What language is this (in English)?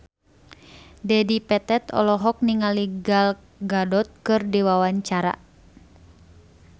Sundanese